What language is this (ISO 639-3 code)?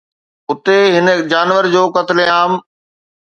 snd